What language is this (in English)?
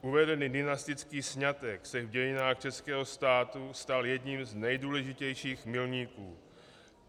Czech